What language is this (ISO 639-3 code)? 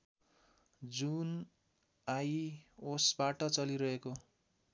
nep